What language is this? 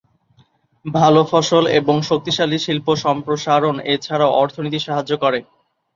Bangla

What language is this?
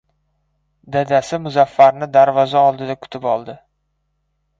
Uzbek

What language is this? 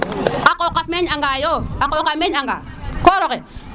Serer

